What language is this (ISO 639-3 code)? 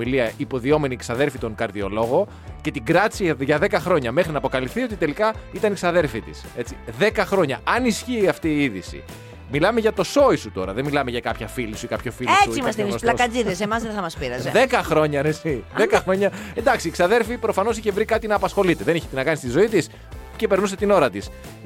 ell